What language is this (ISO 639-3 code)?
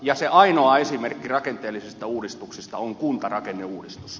fin